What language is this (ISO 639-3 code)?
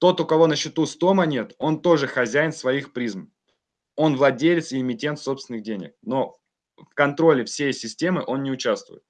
rus